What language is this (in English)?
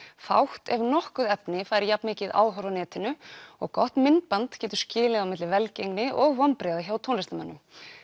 Icelandic